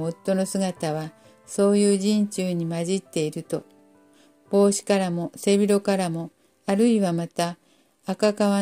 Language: Japanese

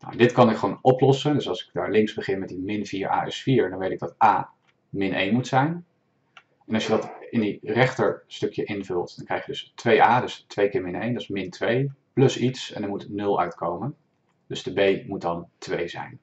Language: Dutch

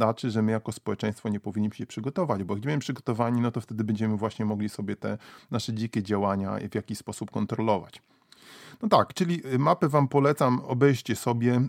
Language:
Polish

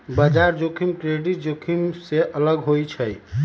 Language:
Magahi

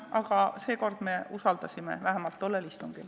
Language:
Estonian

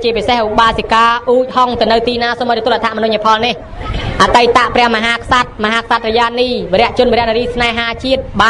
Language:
Thai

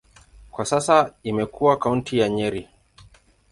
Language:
Swahili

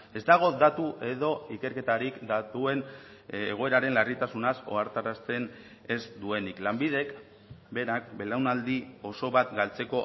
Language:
Basque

